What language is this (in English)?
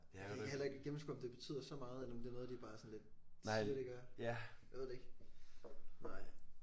Danish